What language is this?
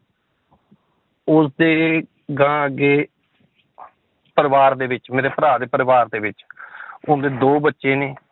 Punjabi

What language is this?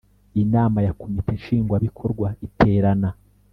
Kinyarwanda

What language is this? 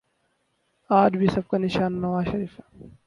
Urdu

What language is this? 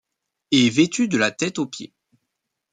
French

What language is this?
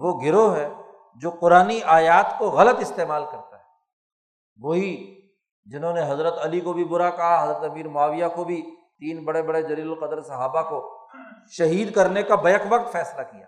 Urdu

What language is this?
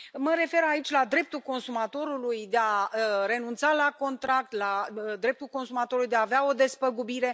Romanian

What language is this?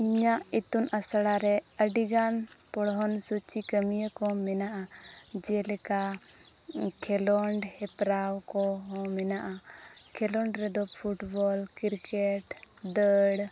Santali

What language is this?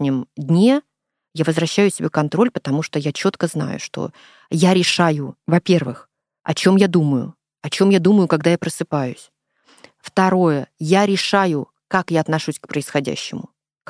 Russian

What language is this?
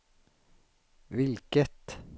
Swedish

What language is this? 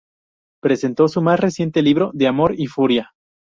Spanish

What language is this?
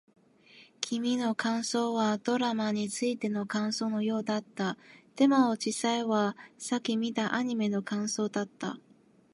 Japanese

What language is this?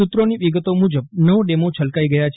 Gujarati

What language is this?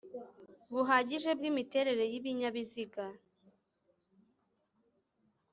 Kinyarwanda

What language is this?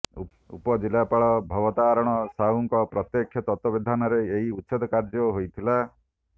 Odia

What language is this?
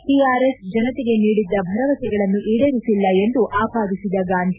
Kannada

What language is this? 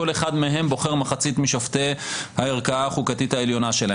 Hebrew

